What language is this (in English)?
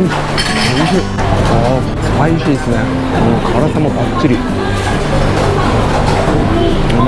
Japanese